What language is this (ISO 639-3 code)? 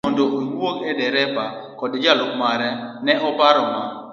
luo